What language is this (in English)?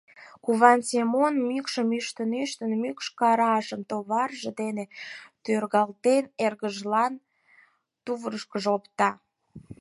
Mari